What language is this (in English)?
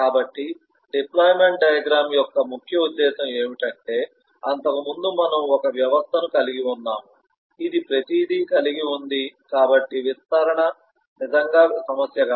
Telugu